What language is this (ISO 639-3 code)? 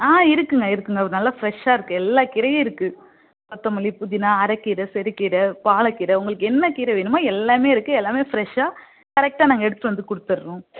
tam